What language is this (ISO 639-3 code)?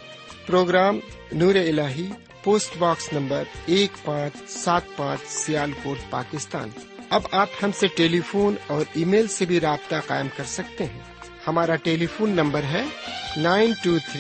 urd